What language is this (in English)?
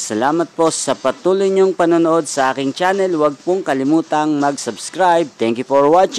Filipino